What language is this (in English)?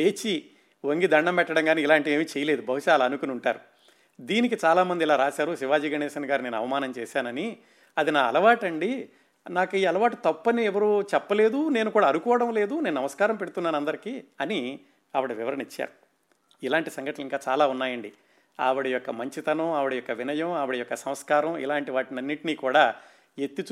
Telugu